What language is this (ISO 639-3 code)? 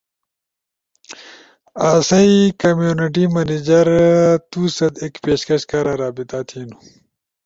ush